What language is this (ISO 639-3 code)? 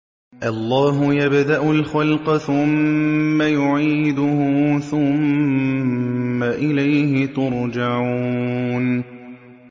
ara